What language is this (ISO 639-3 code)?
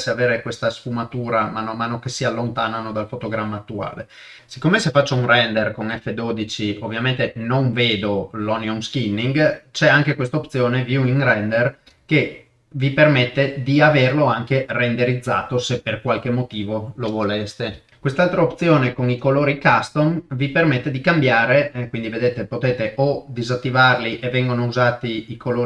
ita